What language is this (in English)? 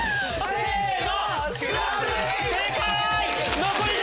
Japanese